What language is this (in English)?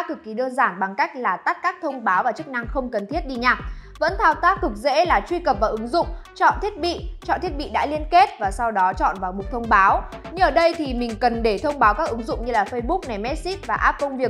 Vietnamese